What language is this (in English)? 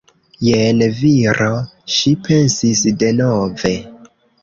Esperanto